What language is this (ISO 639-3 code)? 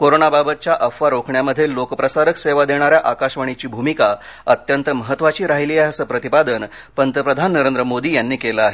mar